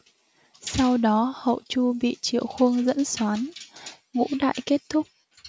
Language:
Vietnamese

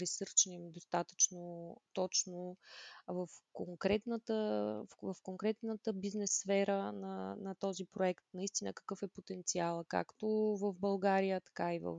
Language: Bulgarian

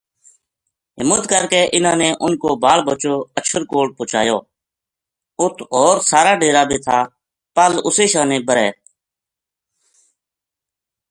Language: Gujari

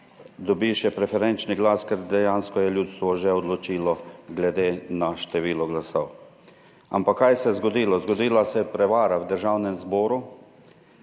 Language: Slovenian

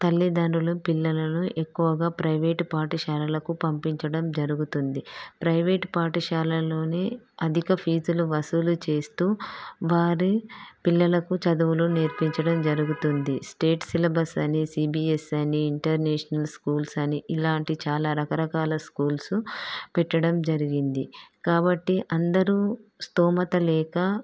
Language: Telugu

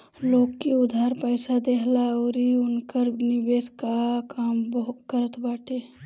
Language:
Bhojpuri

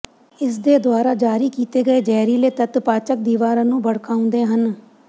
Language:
Punjabi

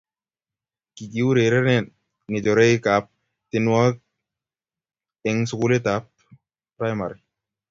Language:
Kalenjin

